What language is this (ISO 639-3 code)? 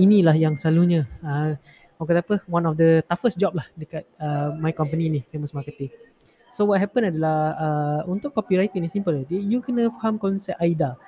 msa